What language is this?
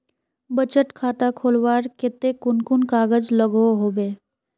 Magahi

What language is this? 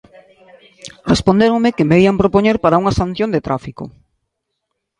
Galician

